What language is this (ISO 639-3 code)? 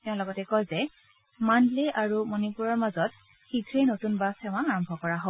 asm